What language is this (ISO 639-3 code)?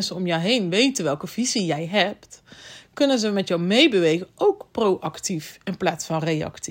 nld